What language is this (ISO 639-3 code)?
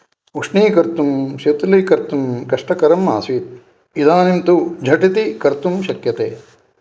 san